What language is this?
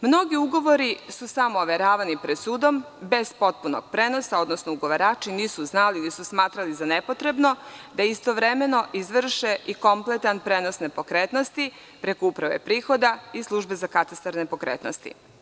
Serbian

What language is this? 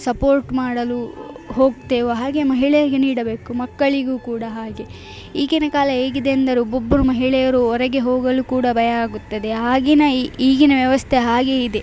Kannada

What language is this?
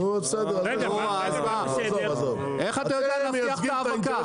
Hebrew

